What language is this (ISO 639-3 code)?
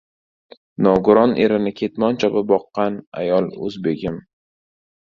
uzb